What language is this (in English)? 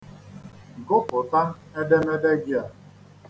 Igbo